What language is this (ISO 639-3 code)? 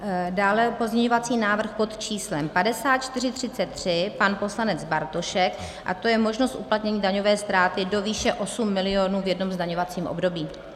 ces